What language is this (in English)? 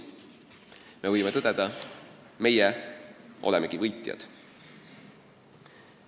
Estonian